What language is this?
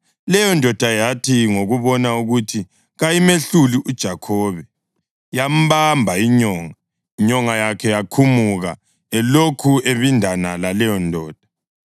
North Ndebele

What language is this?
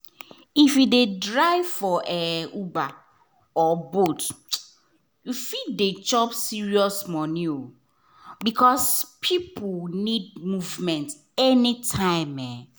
Nigerian Pidgin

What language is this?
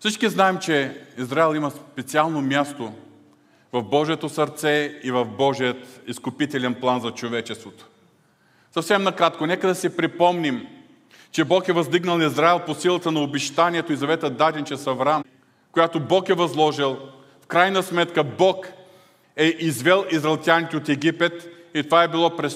Bulgarian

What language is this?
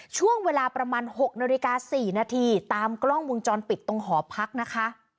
Thai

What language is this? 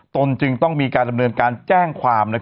Thai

